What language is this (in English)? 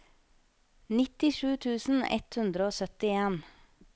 Norwegian